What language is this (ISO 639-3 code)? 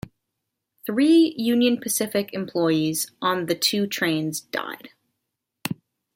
eng